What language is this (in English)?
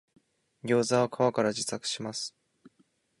Japanese